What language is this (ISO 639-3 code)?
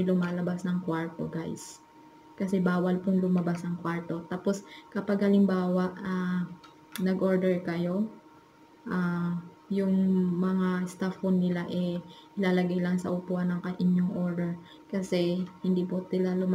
fil